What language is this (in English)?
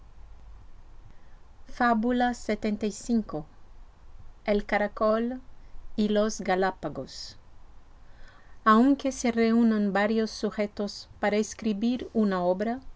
Spanish